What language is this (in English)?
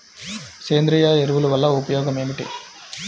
Telugu